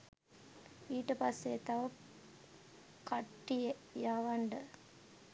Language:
Sinhala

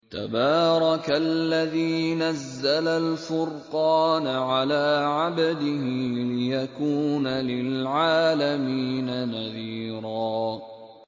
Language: Arabic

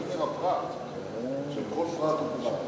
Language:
Hebrew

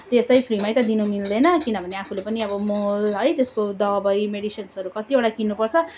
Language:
Nepali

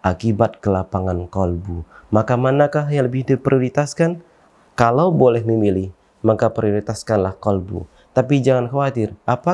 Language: Indonesian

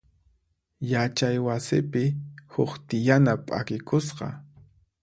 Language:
Puno Quechua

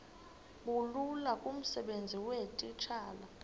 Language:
Xhosa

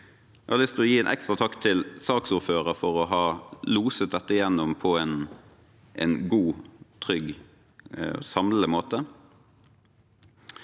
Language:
Norwegian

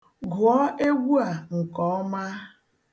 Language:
Igbo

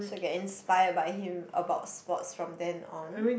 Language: English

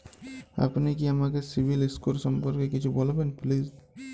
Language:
Bangla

